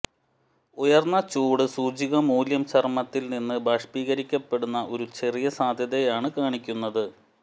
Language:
Malayalam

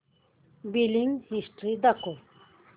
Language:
Marathi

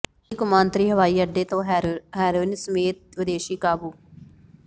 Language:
Punjabi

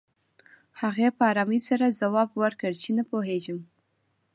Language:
Pashto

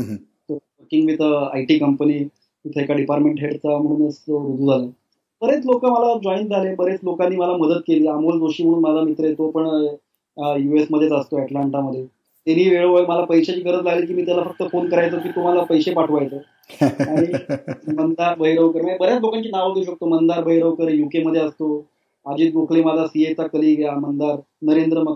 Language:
Marathi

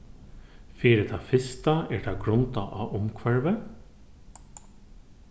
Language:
Faroese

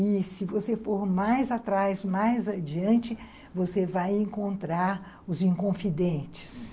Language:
Portuguese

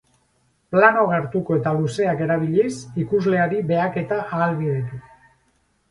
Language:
Basque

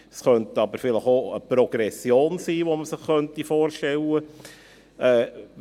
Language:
Swiss German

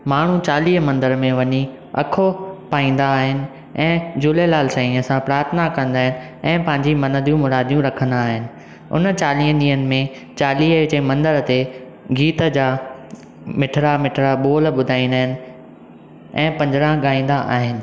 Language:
Sindhi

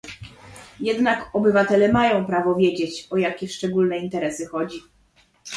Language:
Polish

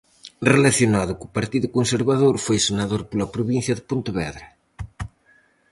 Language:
Galician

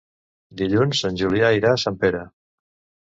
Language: Catalan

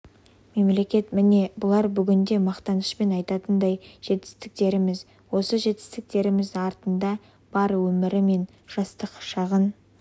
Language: Kazakh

